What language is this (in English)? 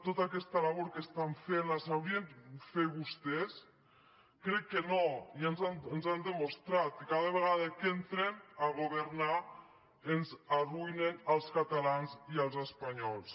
Catalan